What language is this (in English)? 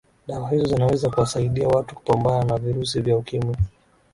Swahili